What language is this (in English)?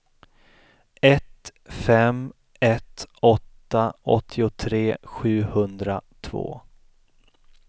Swedish